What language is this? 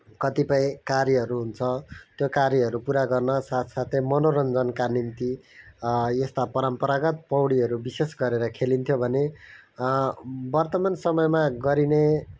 Nepali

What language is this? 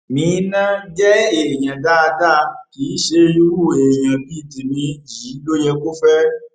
Yoruba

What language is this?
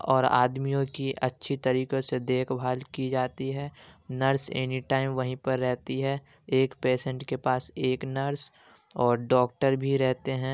Urdu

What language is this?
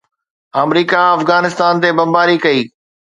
Sindhi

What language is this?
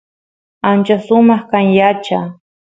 Santiago del Estero Quichua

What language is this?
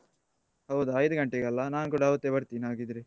Kannada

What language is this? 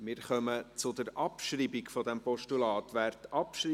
Swiss German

